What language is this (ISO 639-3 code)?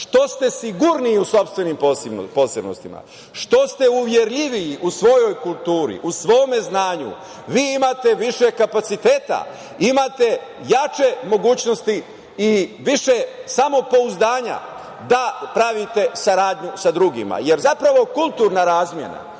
srp